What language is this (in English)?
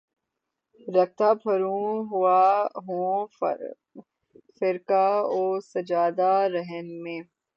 Urdu